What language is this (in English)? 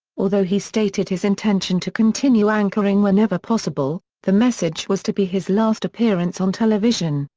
English